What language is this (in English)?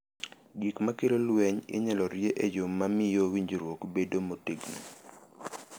Luo (Kenya and Tanzania)